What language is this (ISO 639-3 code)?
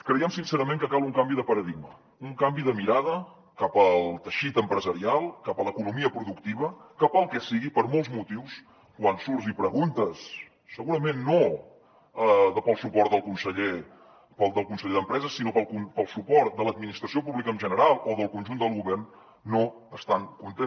cat